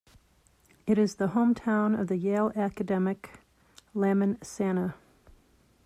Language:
English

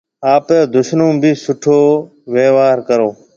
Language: Marwari (Pakistan)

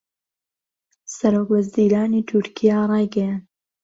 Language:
Central Kurdish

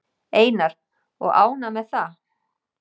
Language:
Icelandic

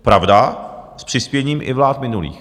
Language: Czech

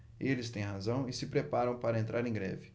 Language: Portuguese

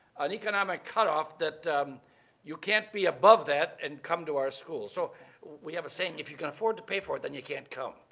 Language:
English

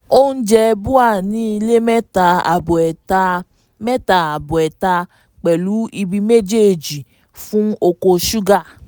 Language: Yoruba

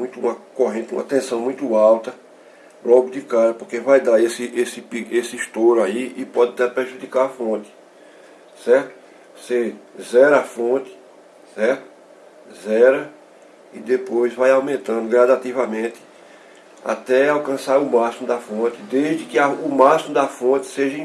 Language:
Portuguese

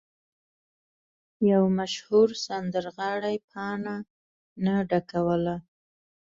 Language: Pashto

